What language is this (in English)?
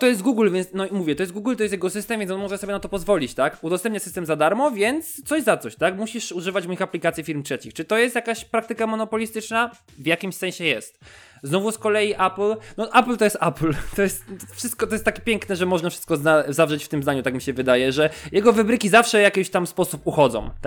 Polish